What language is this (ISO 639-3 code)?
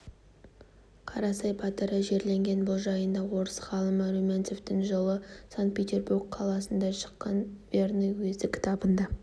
kaz